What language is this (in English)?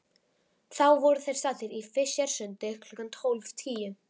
Icelandic